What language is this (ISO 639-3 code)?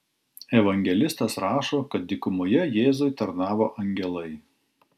lit